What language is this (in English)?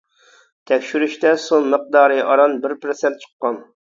Uyghur